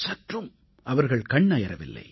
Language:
Tamil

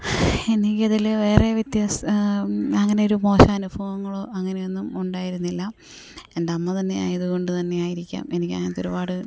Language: Malayalam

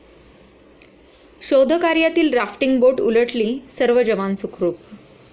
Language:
Marathi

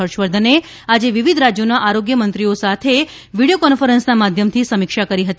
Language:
Gujarati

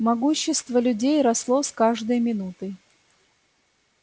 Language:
Russian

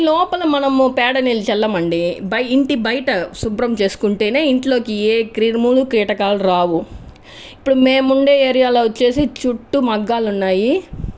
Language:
Telugu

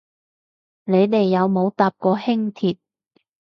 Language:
Cantonese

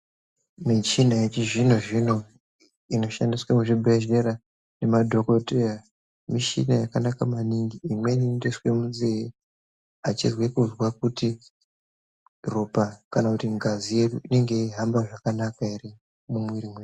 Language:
Ndau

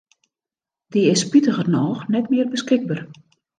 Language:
Western Frisian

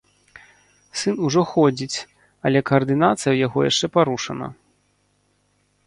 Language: Belarusian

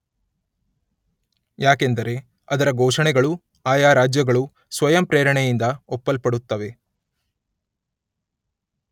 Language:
Kannada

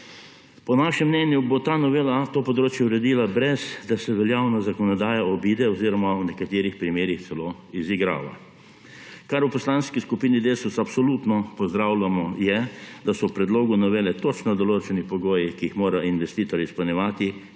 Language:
Slovenian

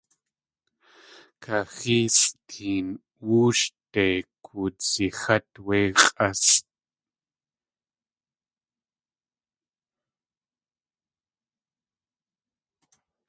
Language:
Tlingit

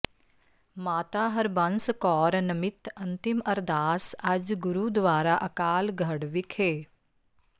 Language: Punjabi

